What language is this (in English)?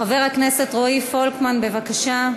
Hebrew